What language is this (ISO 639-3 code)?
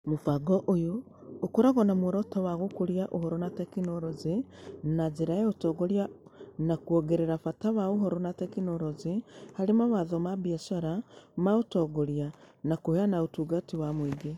kik